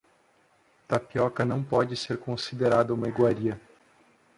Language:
Portuguese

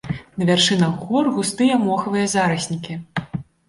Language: Belarusian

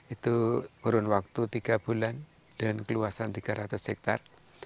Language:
Indonesian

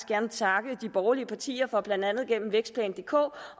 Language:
Danish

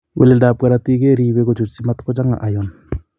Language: Kalenjin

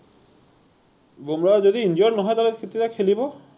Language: Assamese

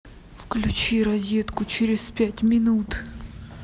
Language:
Russian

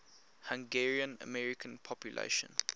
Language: English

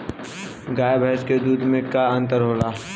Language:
Bhojpuri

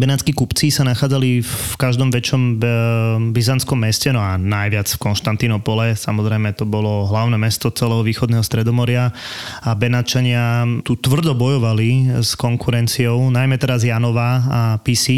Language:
Slovak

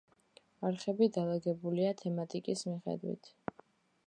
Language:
Georgian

